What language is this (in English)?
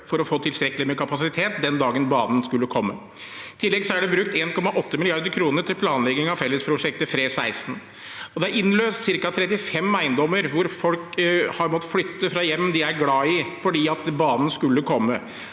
Norwegian